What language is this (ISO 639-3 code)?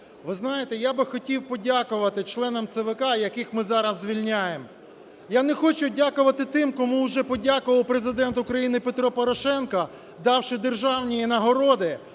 ukr